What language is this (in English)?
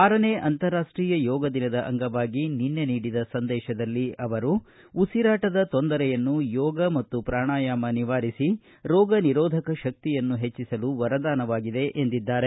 Kannada